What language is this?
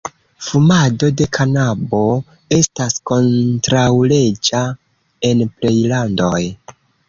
Esperanto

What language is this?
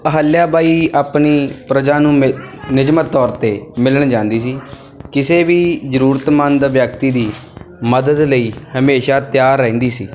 Punjabi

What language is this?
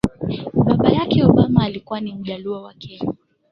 Swahili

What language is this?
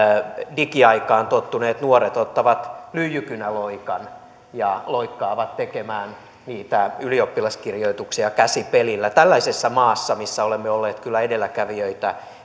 Finnish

